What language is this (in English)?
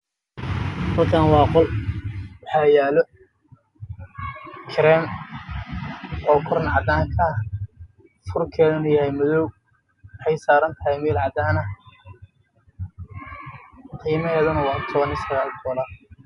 Somali